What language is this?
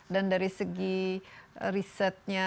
Indonesian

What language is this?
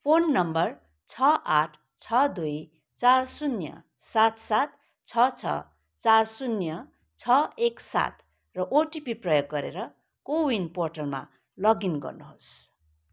Nepali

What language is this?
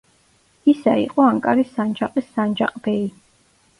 Georgian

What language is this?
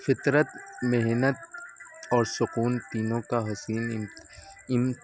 Urdu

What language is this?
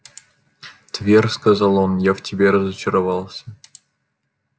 Russian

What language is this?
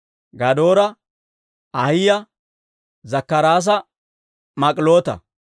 Dawro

